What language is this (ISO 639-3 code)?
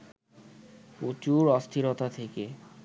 ben